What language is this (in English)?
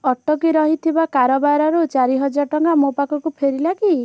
Odia